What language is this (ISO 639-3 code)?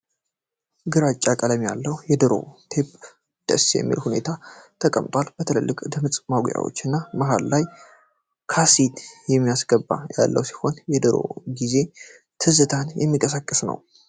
amh